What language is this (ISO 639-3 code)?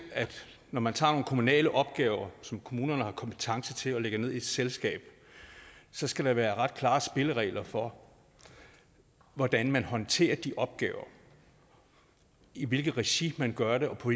dan